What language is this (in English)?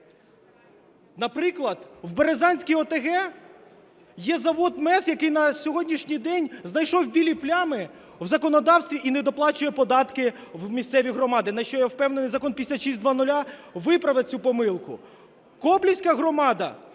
Ukrainian